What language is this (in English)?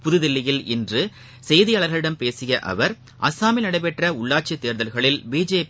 Tamil